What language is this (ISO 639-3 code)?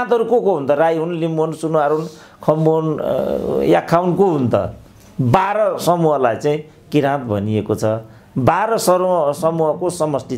ron